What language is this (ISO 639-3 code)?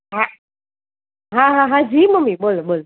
guj